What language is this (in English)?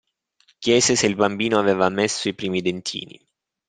Italian